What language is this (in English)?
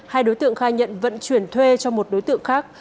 Vietnamese